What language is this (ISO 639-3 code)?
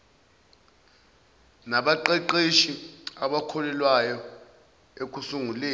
zul